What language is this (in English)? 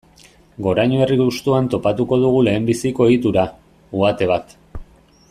Basque